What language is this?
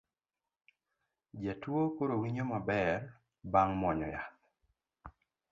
Luo (Kenya and Tanzania)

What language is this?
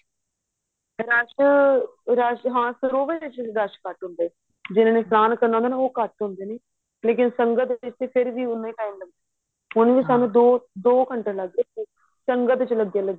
Punjabi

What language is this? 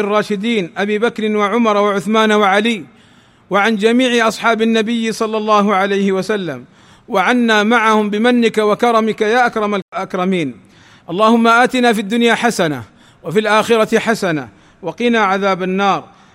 Arabic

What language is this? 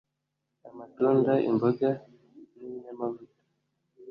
Kinyarwanda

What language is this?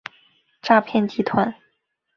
Chinese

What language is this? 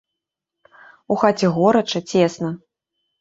Belarusian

